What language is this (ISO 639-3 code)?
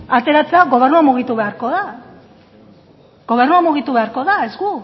eus